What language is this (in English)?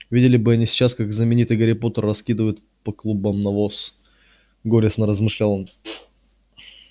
Russian